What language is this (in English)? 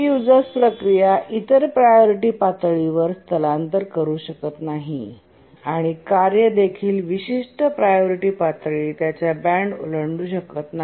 Marathi